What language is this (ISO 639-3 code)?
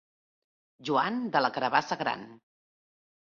cat